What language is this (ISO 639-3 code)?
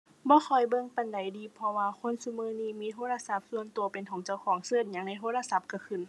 tha